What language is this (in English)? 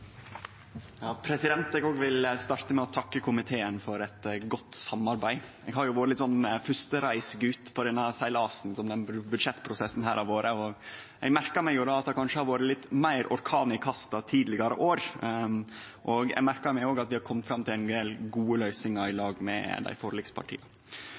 Norwegian Nynorsk